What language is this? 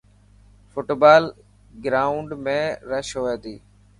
Dhatki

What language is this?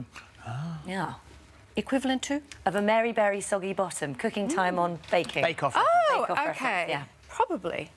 English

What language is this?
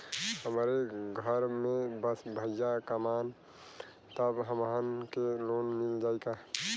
Bhojpuri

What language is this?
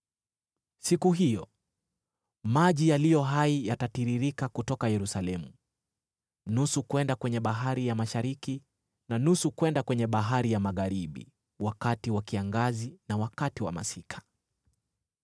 Swahili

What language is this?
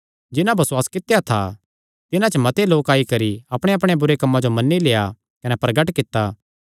Kangri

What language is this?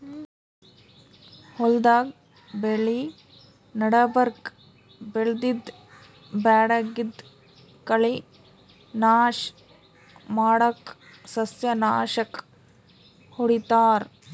Kannada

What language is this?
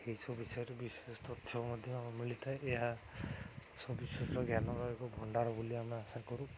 Odia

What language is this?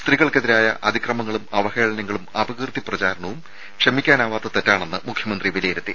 Malayalam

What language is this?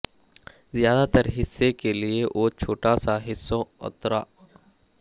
Urdu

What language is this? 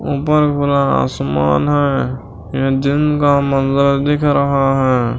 Hindi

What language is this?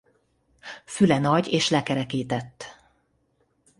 Hungarian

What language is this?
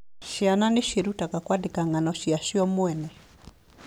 Kikuyu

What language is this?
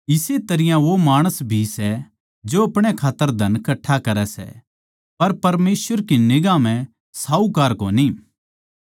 Haryanvi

